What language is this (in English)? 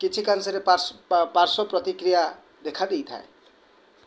Odia